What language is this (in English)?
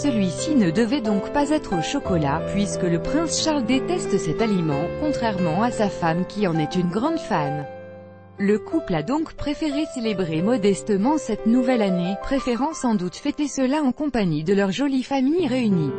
French